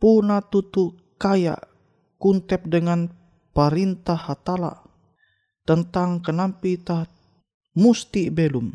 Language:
Indonesian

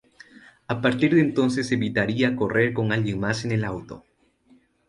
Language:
Spanish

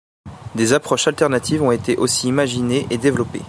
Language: French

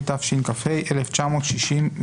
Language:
Hebrew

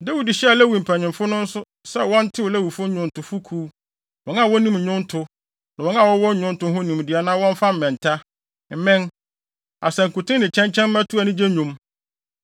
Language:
Akan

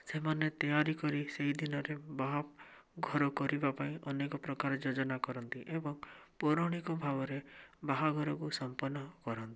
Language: Odia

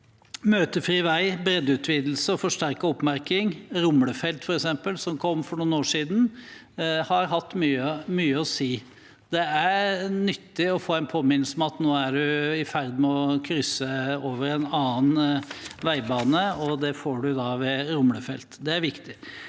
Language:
Norwegian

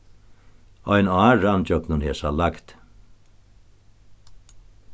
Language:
Faroese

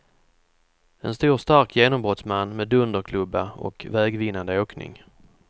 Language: Swedish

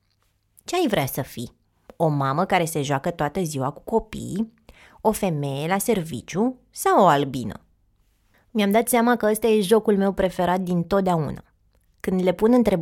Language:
Romanian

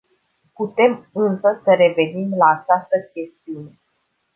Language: Romanian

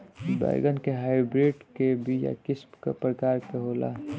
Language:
Bhojpuri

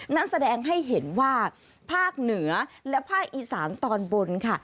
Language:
Thai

